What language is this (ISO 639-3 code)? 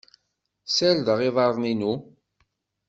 kab